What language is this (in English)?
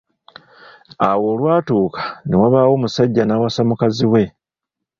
Ganda